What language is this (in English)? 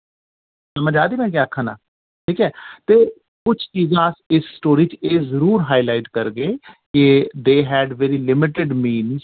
Dogri